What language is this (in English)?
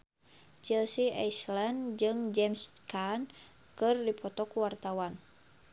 Sundanese